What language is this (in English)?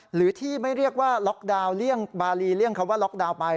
Thai